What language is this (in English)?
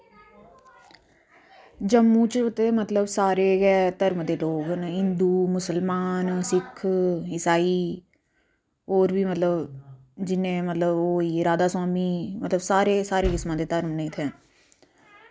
Dogri